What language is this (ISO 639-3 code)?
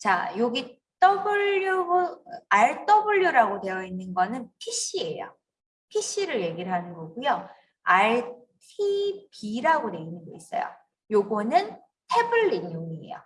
kor